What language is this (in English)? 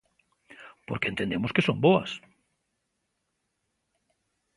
Galician